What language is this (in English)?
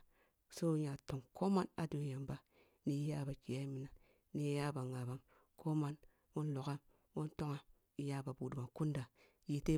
Kulung (Nigeria)